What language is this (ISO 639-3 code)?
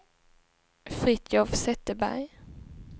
swe